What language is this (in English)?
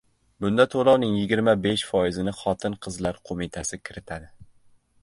Uzbek